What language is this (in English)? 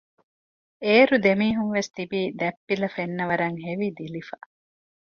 Divehi